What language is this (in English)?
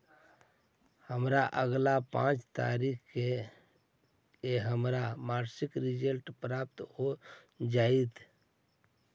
Magahi